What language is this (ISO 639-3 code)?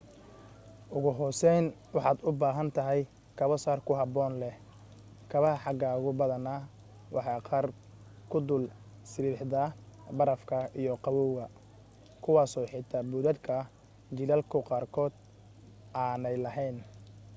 som